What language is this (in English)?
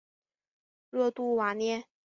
Chinese